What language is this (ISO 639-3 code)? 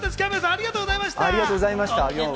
jpn